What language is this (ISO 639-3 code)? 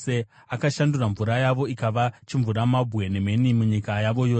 sna